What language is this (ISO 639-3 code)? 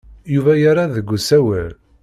kab